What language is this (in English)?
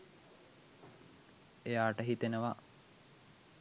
Sinhala